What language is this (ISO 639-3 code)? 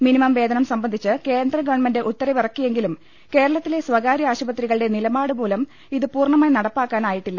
mal